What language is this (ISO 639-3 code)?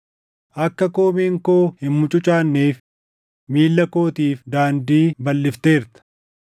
orm